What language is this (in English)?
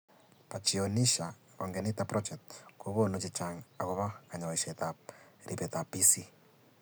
Kalenjin